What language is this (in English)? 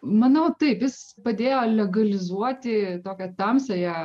Lithuanian